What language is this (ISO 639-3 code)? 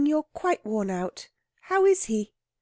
eng